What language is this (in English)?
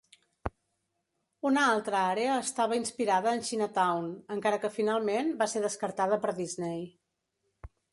Catalan